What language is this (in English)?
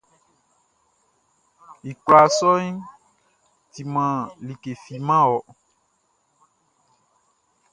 Baoulé